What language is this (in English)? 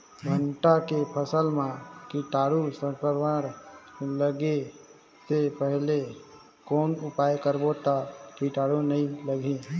Chhattisgarhi